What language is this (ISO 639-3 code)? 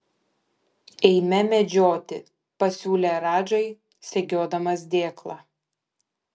lit